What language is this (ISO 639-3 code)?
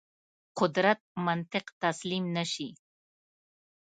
pus